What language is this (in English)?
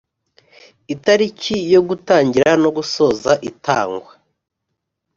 Kinyarwanda